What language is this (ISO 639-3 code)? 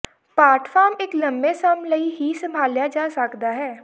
pan